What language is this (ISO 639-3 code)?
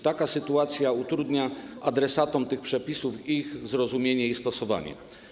pol